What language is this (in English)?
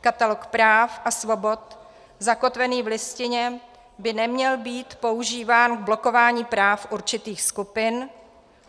Czech